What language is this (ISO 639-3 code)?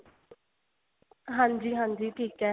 pan